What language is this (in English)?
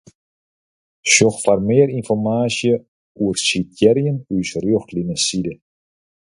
Western Frisian